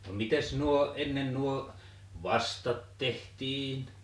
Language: Finnish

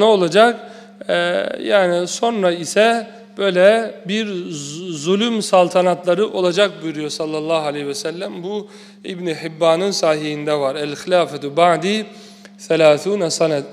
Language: Turkish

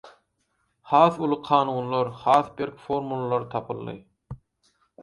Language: Turkmen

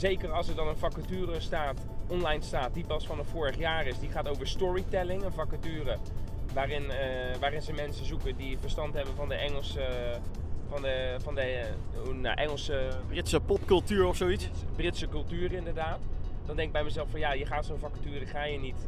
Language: Dutch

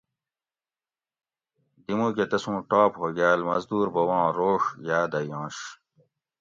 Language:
Gawri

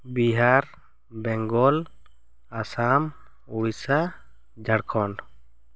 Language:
Santali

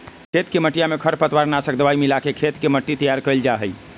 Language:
Magahi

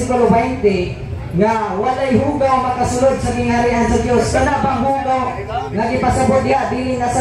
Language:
Filipino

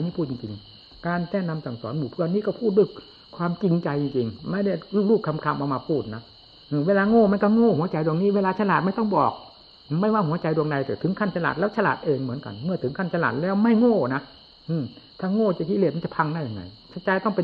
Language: Thai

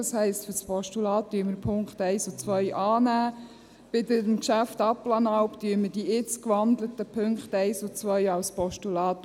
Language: Swiss German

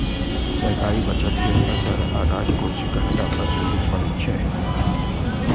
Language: Maithili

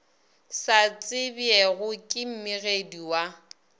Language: Northern Sotho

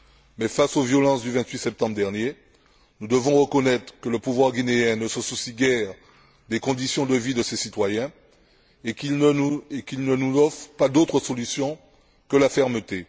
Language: French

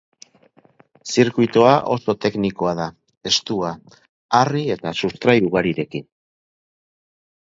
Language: Basque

